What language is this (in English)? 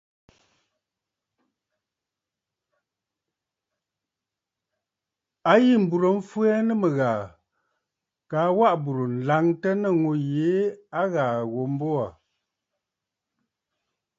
Bafut